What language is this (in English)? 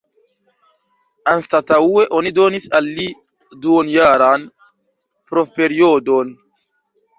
Esperanto